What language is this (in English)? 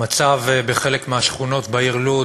Hebrew